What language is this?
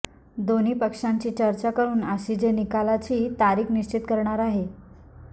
Marathi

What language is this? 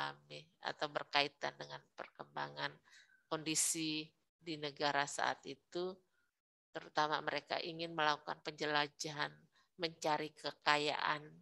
Indonesian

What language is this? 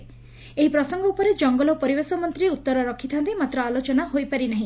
Odia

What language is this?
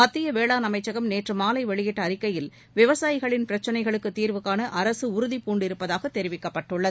Tamil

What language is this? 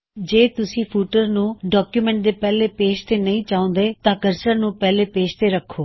Punjabi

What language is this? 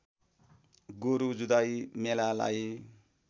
Nepali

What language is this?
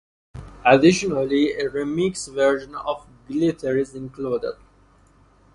English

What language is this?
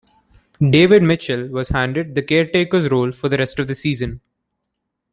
English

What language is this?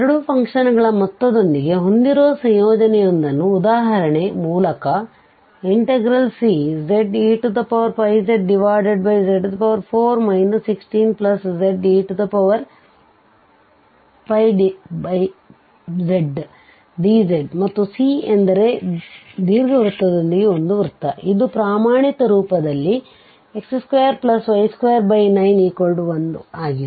Kannada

